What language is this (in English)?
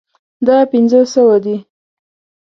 Pashto